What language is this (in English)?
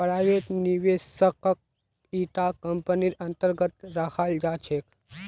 Magahi